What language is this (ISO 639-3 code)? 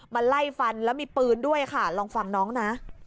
tha